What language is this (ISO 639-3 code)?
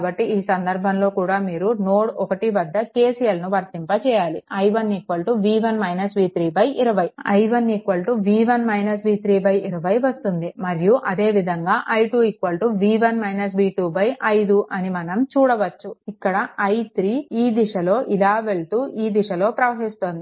tel